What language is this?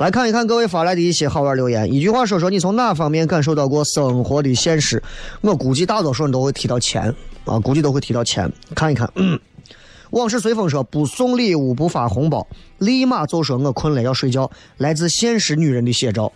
Chinese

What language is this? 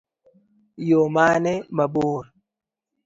Luo (Kenya and Tanzania)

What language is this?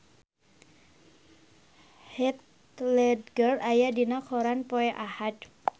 Sundanese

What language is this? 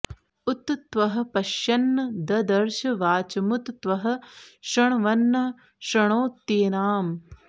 Sanskrit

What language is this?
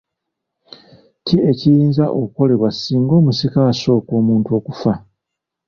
Ganda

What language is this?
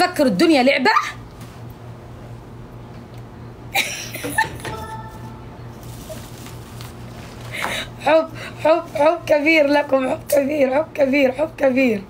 Arabic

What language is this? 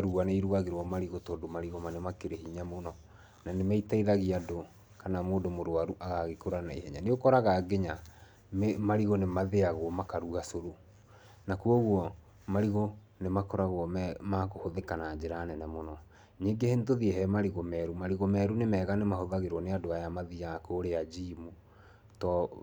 Kikuyu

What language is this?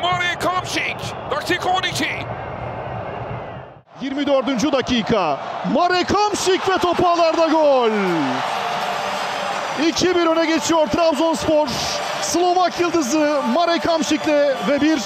Turkish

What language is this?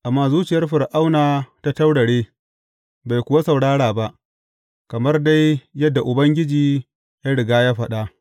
Hausa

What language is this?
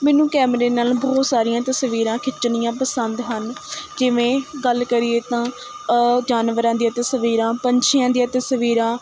Punjabi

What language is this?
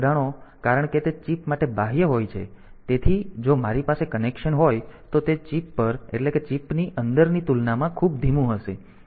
Gujarati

